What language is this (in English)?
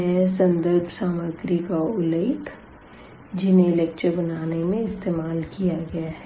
Hindi